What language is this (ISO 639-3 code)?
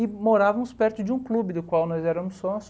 por